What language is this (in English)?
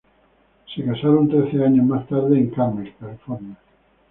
Spanish